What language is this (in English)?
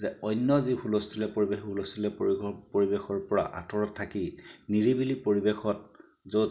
Assamese